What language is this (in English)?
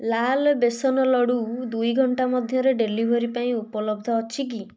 Odia